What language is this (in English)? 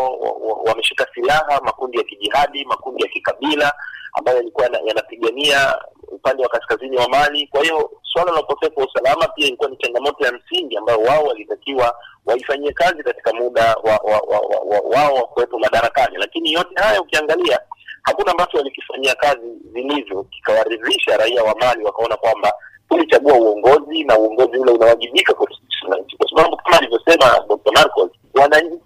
Swahili